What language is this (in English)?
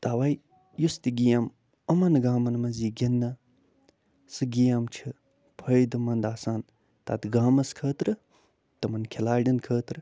Kashmiri